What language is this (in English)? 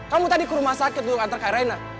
Indonesian